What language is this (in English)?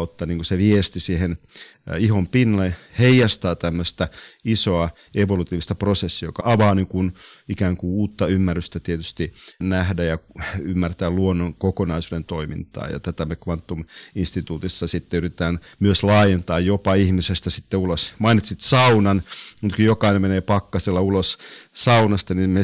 Finnish